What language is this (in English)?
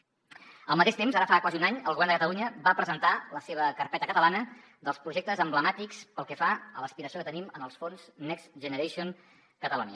Catalan